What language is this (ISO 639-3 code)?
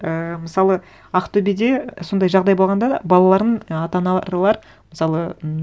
kaz